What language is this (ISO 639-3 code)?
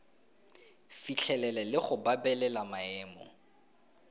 tsn